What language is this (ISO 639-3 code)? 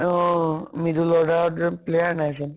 asm